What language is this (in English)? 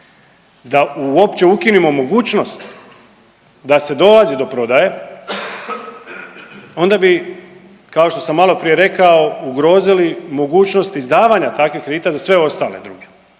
Croatian